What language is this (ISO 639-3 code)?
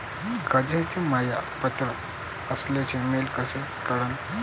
mar